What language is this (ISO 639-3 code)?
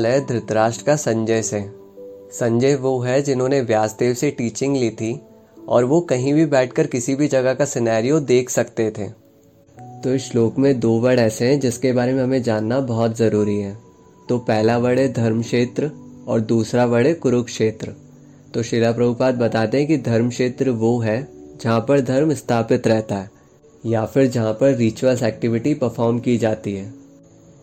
hin